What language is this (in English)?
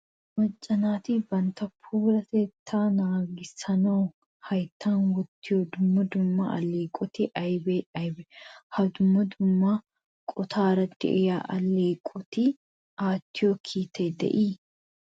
Wolaytta